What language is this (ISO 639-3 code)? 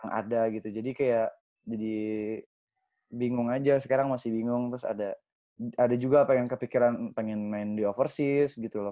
ind